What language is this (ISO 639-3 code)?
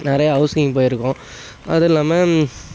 tam